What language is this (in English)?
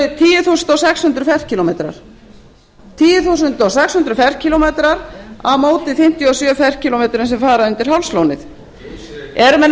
Icelandic